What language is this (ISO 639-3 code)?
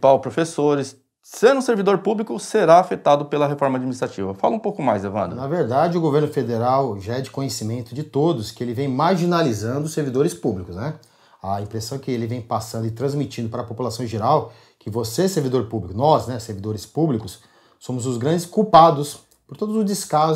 por